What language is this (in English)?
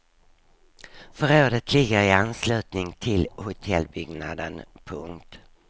Swedish